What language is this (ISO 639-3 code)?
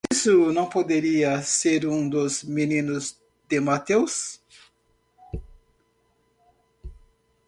por